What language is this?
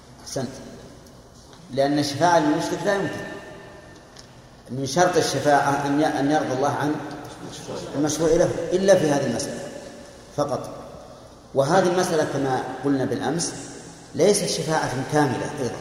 Arabic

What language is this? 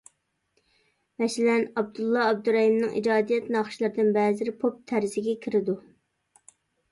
Uyghur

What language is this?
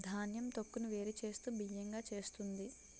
Telugu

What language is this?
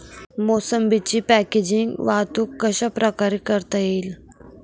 Marathi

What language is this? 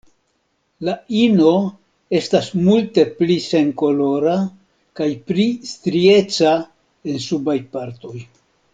Esperanto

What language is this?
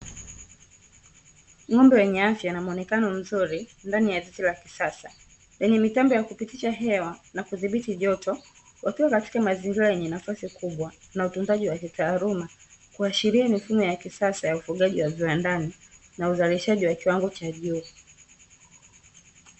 Swahili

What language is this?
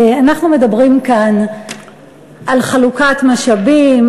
Hebrew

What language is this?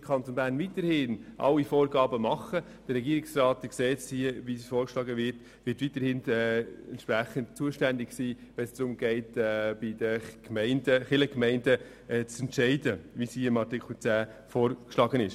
Swiss German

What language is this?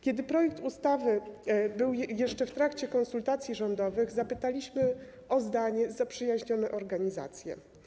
Polish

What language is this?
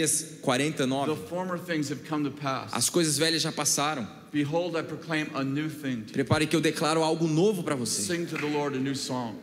Portuguese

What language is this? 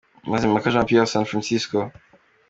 Kinyarwanda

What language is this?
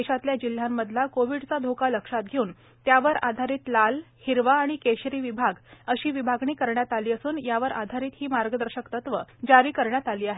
Marathi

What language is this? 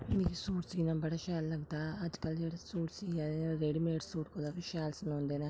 Dogri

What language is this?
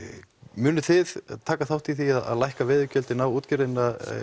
Icelandic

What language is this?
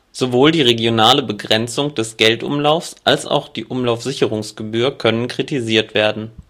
German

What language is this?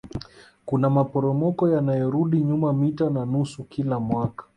Swahili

